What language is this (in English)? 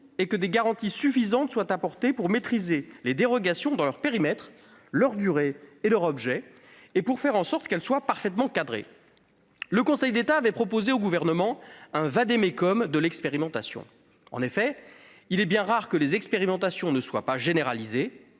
French